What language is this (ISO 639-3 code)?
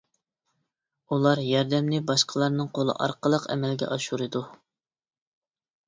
uig